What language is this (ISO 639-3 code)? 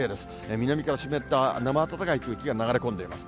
jpn